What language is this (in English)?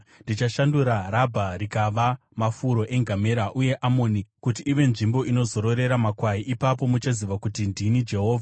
Shona